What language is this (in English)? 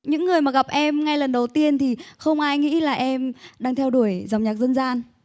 Vietnamese